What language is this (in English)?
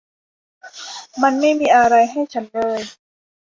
Thai